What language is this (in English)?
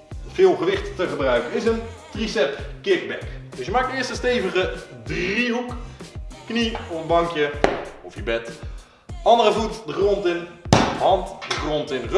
Dutch